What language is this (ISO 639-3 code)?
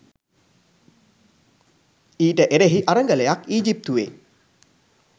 sin